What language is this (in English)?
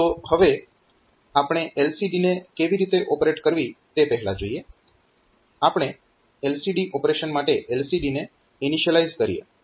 Gujarati